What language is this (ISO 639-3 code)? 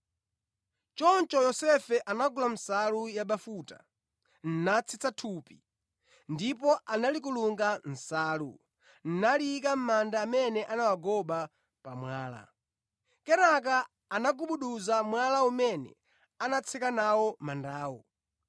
nya